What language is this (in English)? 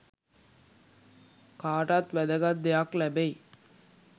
Sinhala